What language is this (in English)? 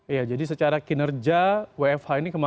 Indonesian